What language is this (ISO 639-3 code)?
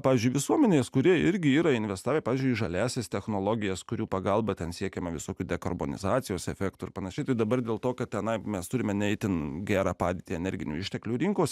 lit